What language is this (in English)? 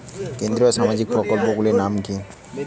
Bangla